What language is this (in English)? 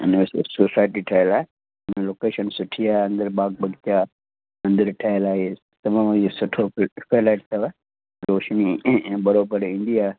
Sindhi